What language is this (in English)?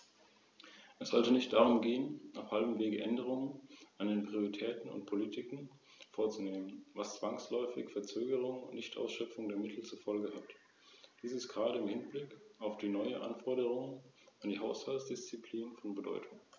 German